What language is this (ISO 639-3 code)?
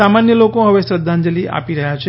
guj